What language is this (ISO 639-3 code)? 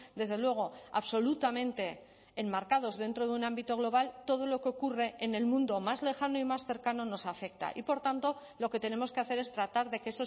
spa